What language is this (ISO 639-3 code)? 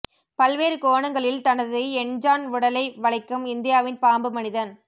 tam